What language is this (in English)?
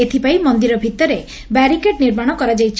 Odia